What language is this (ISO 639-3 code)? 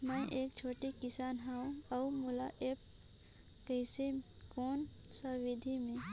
hne